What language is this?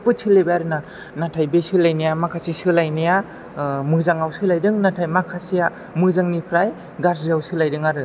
Bodo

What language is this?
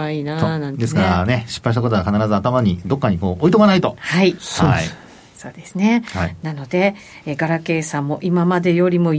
Japanese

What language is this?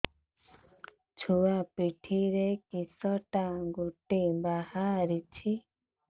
Odia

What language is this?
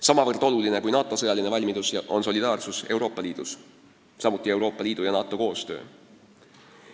Estonian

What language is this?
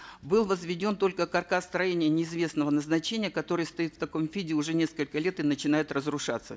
Kazakh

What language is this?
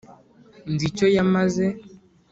Kinyarwanda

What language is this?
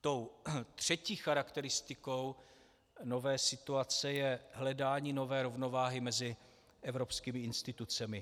Czech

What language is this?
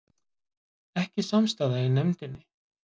Icelandic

